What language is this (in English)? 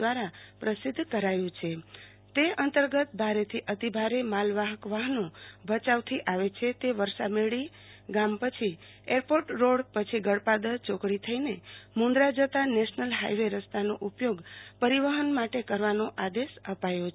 Gujarati